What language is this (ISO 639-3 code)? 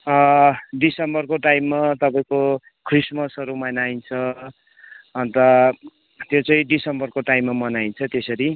nep